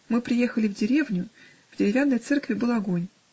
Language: Russian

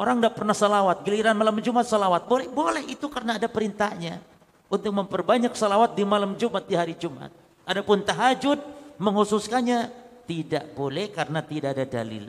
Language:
Indonesian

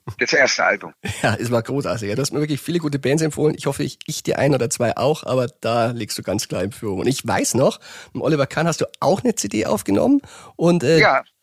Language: German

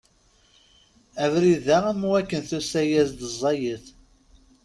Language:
Kabyle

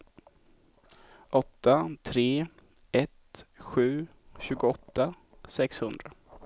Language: Swedish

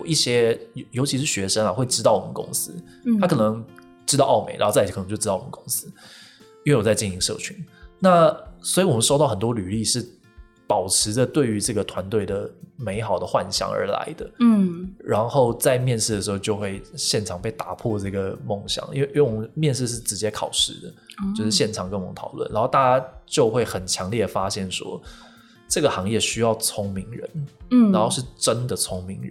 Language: Chinese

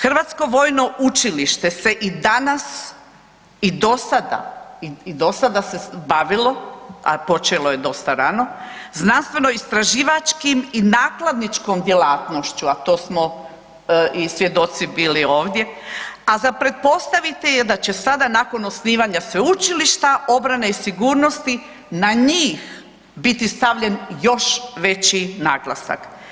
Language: Croatian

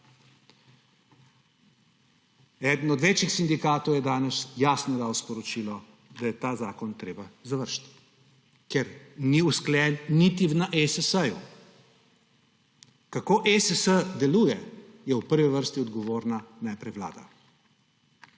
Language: Slovenian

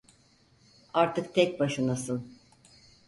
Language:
Turkish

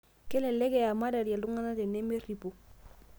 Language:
Masai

